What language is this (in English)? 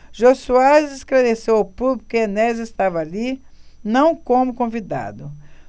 Portuguese